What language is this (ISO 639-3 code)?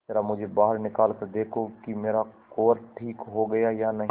hin